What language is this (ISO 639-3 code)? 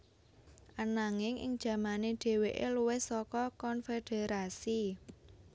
jav